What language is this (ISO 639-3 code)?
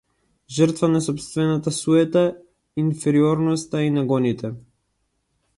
mkd